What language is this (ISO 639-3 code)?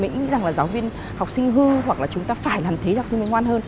vie